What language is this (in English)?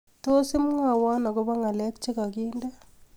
Kalenjin